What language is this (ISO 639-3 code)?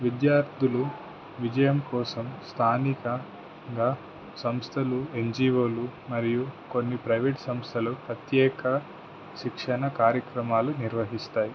tel